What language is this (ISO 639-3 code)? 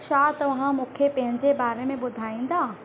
snd